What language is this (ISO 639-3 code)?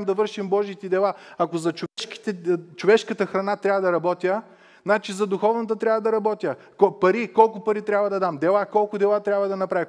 bul